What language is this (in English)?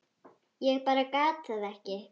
Icelandic